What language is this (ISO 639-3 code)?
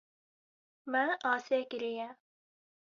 kur